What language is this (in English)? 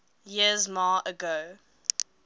English